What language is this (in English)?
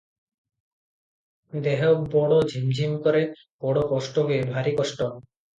Odia